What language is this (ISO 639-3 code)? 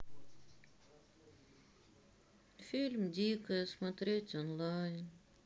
rus